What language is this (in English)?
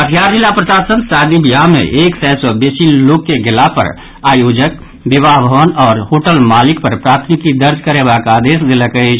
Maithili